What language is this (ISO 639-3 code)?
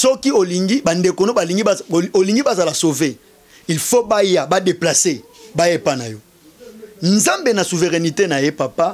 fra